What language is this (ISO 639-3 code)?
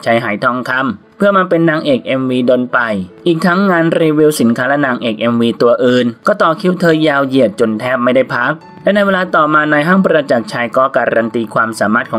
tha